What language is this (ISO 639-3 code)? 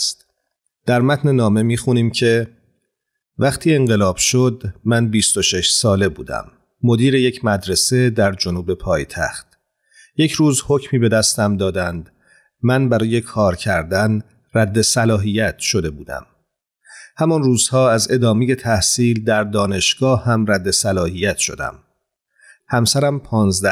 fas